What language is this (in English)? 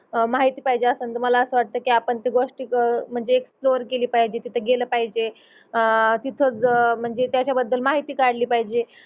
Marathi